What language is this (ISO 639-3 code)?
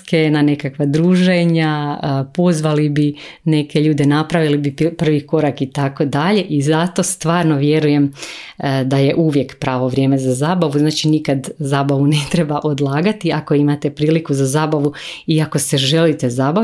hrv